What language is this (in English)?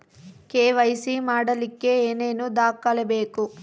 Kannada